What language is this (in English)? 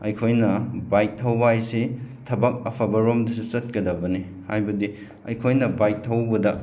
Manipuri